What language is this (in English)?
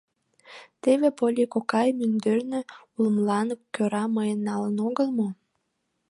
Mari